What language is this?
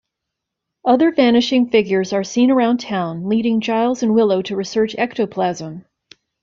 English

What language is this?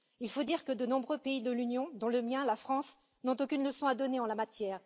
French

